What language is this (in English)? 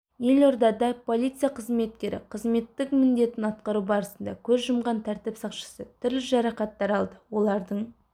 Kazakh